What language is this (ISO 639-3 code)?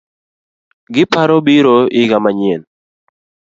luo